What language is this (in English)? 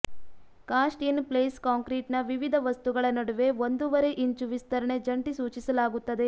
Kannada